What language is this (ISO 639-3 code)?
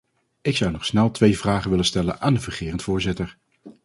nld